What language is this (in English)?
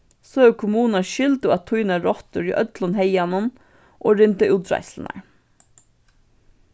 Faroese